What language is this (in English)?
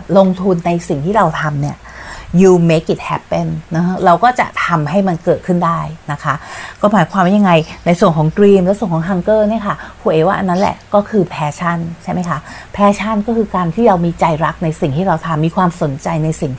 Thai